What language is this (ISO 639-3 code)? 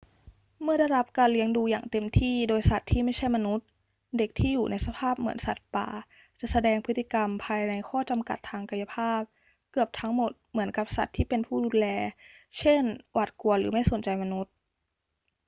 tha